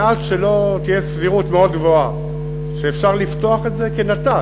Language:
Hebrew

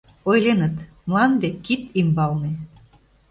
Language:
Mari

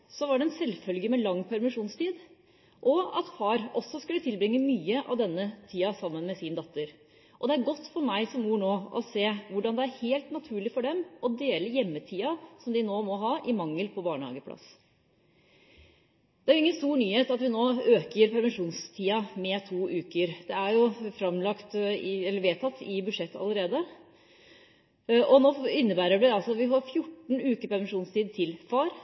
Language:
Norwegian Bokmål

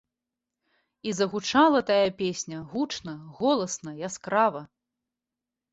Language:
Belarusian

